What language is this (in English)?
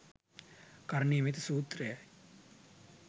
Sinhala